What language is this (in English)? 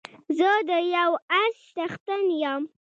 Pashto